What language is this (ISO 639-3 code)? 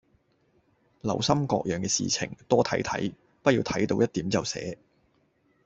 yue